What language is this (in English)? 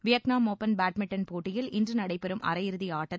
Tamil